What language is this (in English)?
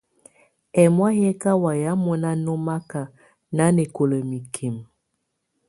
Tunen